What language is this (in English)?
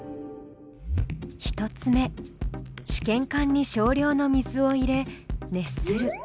Japanese